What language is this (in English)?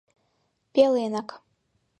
Mari